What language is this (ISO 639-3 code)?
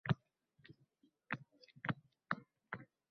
uzb